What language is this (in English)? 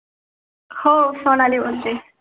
Marathi